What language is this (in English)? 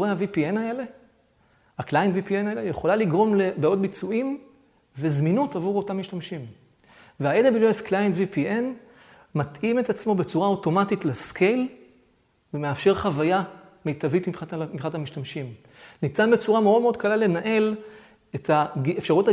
Hebrew